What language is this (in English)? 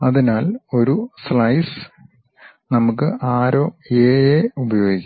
Malayalam